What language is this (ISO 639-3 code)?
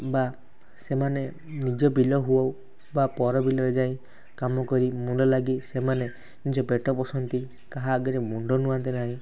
ori